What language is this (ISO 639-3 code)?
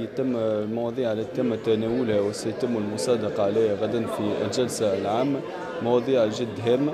ara